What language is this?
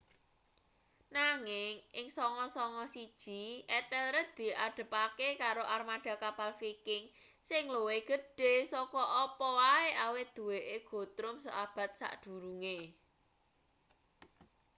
Javanese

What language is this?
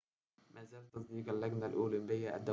Arabic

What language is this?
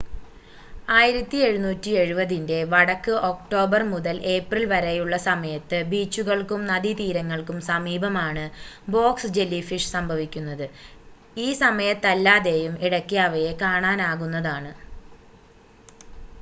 Malayalam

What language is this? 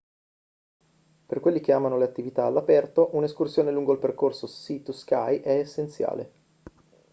Italian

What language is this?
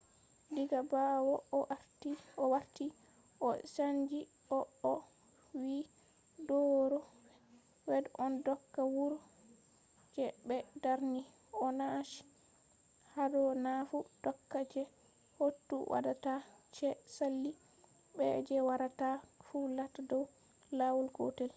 Fula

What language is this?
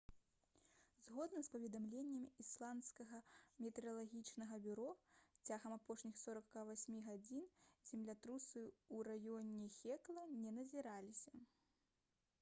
Belarusian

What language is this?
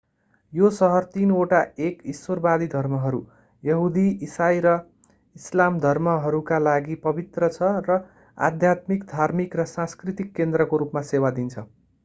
Nepali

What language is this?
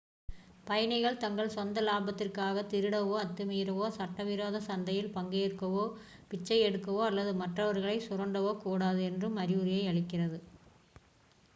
Tamil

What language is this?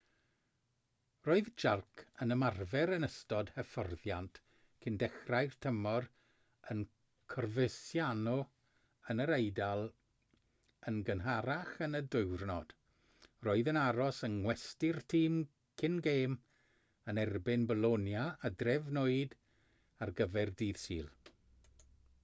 Welsh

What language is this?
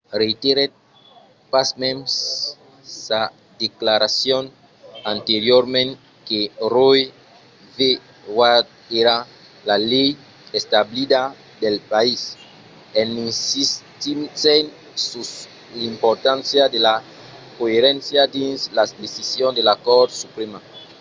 Occitan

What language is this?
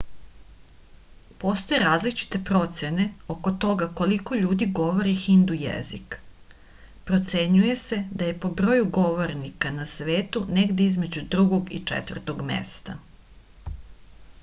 Serbian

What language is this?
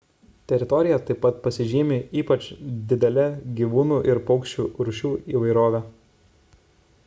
Lithuanian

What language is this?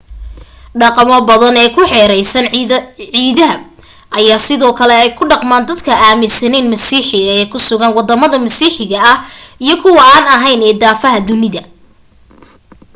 Somali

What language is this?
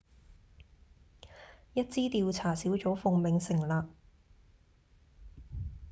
Cantonese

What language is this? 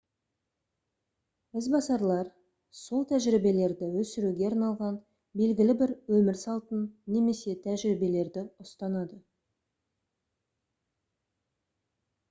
Kazakh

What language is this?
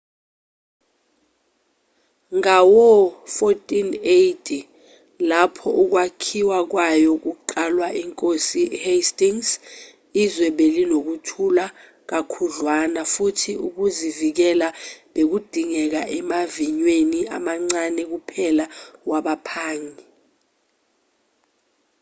Zulu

